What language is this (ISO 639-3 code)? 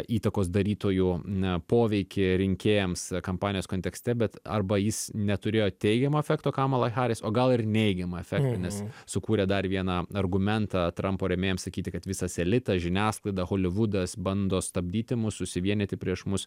lit